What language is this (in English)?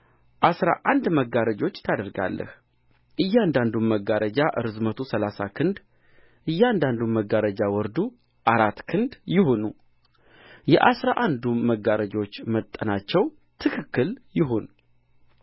Amharic